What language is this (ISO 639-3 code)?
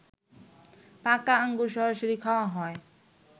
ben